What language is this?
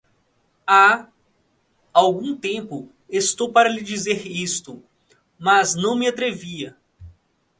Portuguese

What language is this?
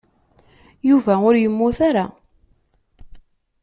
Kabyle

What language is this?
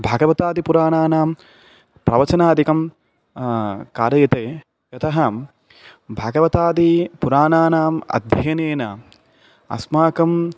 Sanskrit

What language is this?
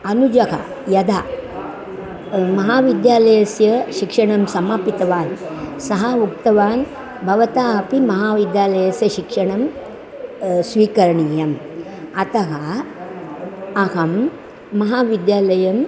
Sanskrit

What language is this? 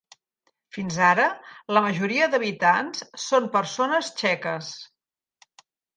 Catalan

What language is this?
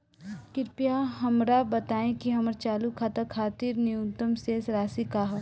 Bhojpuri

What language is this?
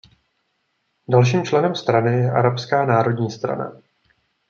Czech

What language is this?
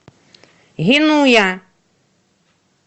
Russian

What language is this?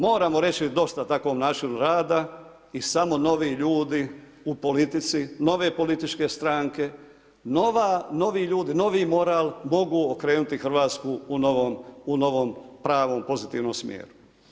Croatian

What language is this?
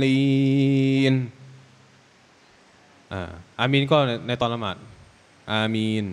Thai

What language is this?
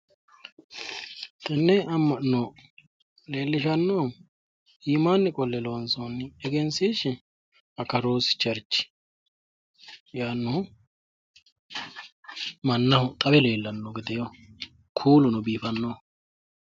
Sidamo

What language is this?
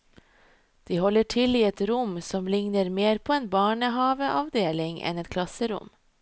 Norwegian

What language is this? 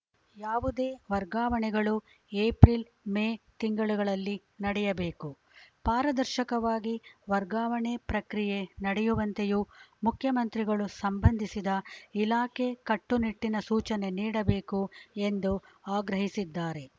Kannada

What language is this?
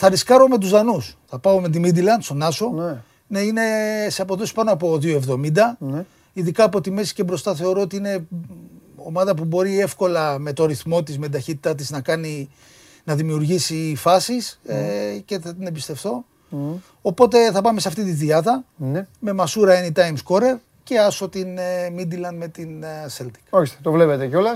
Greek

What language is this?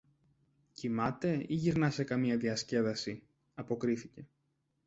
Greek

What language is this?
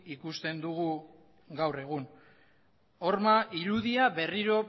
Basque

